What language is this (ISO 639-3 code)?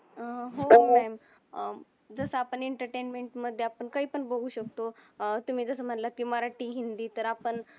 mar